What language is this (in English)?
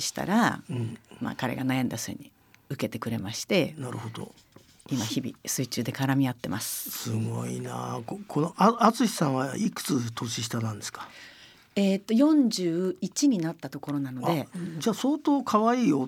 Japanese